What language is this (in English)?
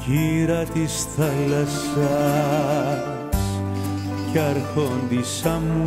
Greek